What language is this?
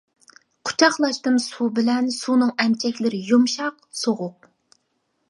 Uyghur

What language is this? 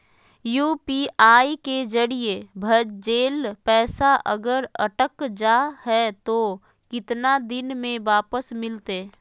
Magahi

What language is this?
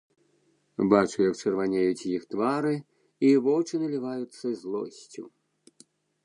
Belarusian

